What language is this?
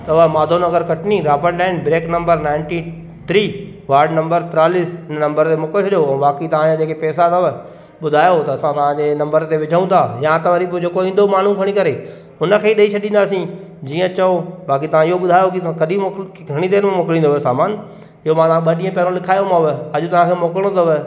Sindhi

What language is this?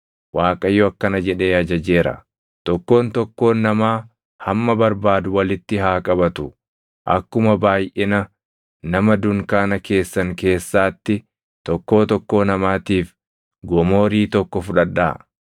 Oromo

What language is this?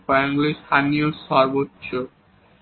Bangla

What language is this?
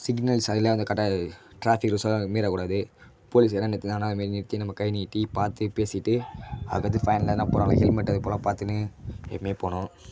Tamil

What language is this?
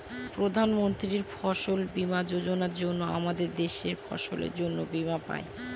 Bangla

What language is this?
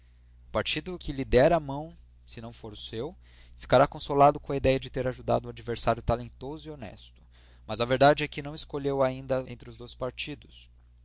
Portuguese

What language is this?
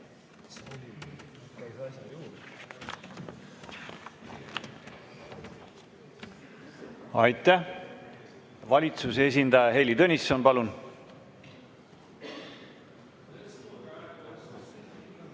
Estonian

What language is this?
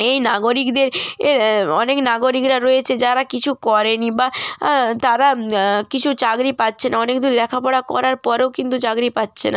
Bangla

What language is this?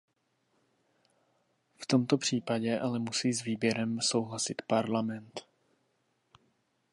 Czech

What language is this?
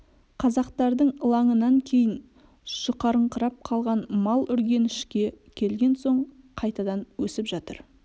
Kazakh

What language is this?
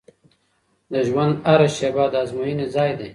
Pashto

